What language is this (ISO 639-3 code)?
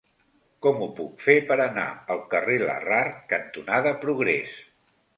cat